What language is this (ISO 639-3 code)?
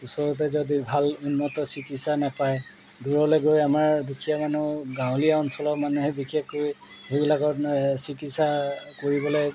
asm